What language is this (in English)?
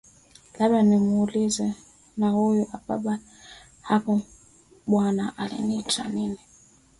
Swahili